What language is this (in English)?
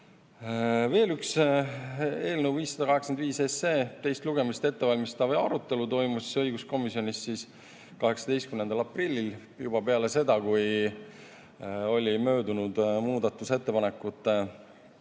Estonian